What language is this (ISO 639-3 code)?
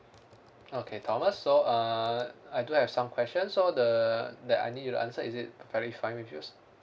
eng